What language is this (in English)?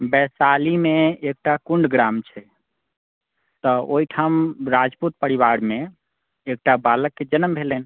Maithili